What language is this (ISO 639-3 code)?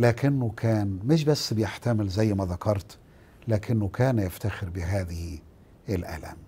ara